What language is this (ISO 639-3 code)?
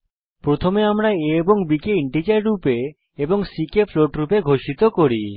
ben